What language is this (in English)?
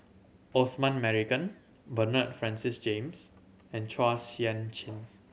English